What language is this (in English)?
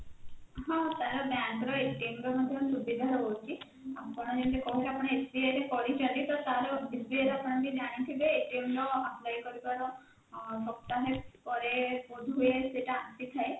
Odia